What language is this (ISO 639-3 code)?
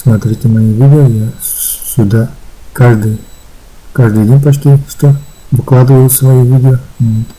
rus